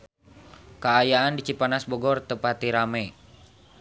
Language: Sundanese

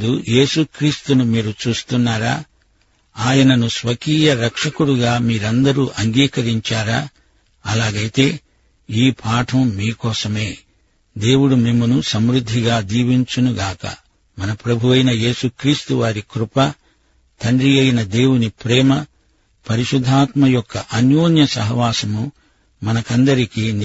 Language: Telugu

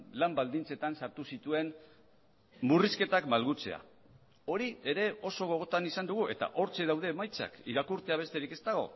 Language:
Basque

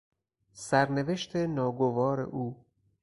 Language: Persian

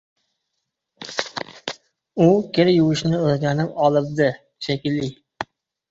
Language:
Uzbek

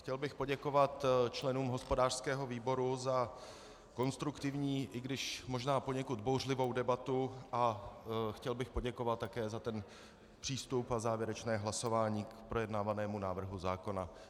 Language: Czech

